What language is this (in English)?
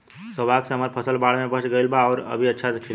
Bhojpuri